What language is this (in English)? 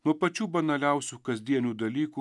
Lithuanian